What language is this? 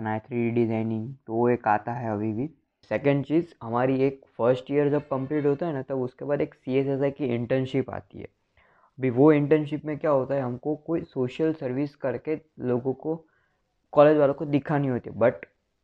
Hindi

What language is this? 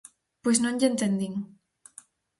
Galician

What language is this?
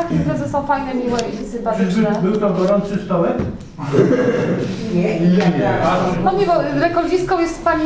Polish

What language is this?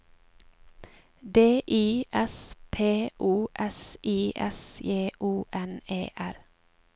Norwegian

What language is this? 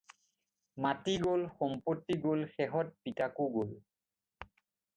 Assamese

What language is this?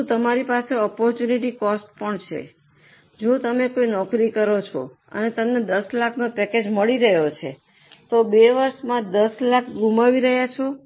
Gujarati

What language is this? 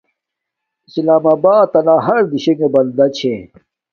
Domaaki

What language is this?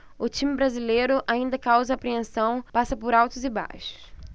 Portuguese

